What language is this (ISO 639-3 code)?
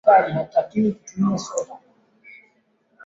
swa